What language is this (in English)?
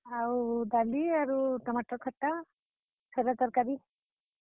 Odia